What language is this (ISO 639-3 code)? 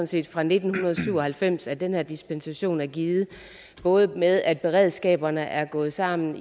dan